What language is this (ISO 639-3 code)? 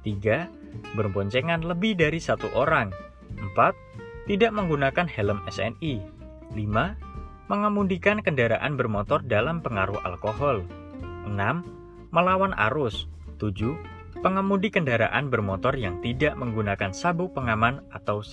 ind